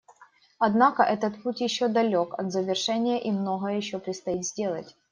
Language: Russian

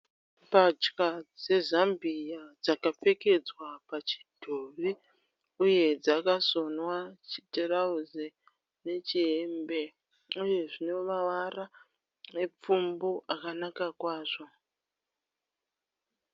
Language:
Shona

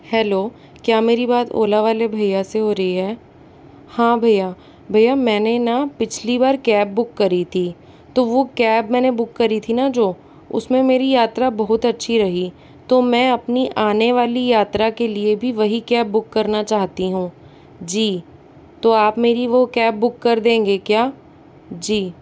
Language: Hindi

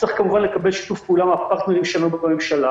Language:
Hebrew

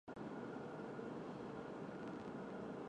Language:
Chinese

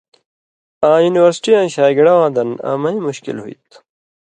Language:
Indus Kohistani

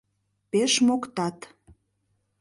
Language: Mari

